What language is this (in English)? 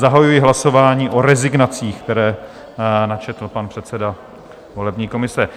Czech